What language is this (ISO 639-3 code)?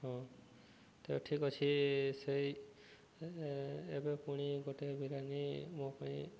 ori